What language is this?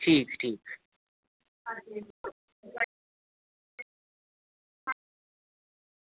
Dogri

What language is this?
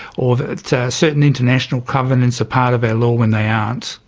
English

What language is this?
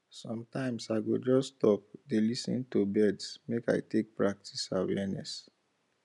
Nigerian Pidgin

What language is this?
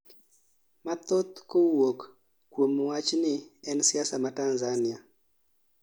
Luo (Kenya and Tanzania)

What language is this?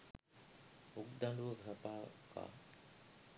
Sinhala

